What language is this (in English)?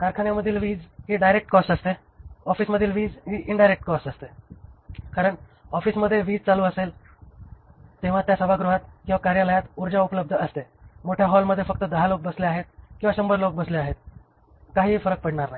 Marathi